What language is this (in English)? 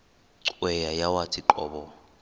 Xhosa